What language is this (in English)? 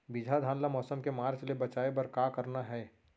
Chhattisgarhi